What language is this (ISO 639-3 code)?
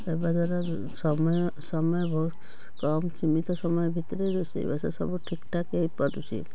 ori